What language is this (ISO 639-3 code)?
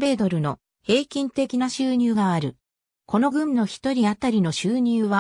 jpn